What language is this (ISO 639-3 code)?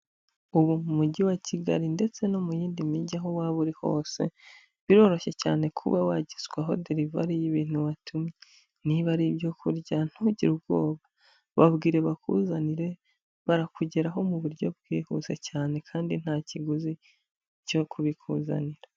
kin